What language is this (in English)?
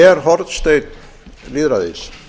Icelandic